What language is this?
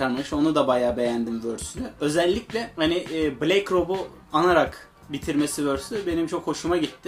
Turkish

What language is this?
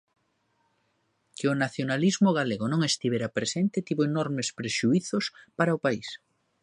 Galician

